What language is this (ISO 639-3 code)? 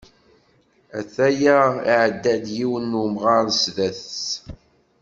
kab